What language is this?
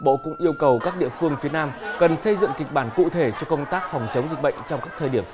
Vietnamese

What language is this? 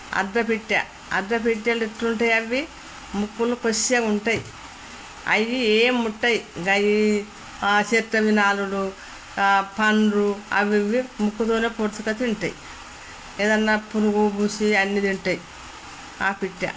Telugu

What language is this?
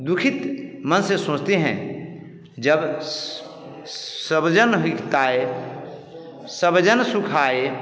Hindi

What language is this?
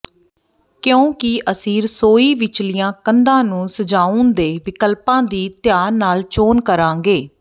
Punjabi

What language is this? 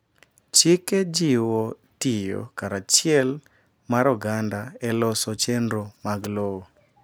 Luo (Kenya and Tanzania)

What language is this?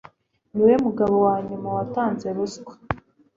Kinyarwanda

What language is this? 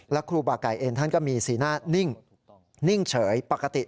Thai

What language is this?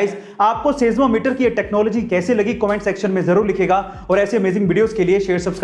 Hindi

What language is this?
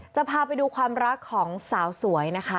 Thai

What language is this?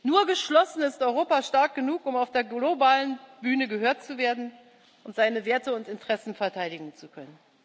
German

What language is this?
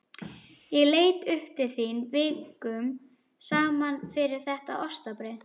Icelandic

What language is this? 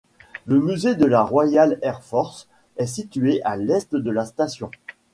French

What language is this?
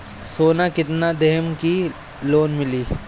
Bhojpuri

